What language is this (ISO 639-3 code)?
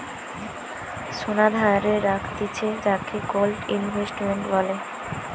ben